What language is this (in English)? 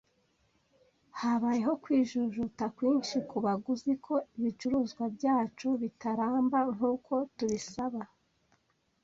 Kinyarwanda